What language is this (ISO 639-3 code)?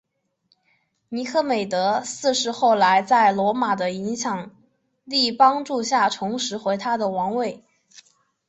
zho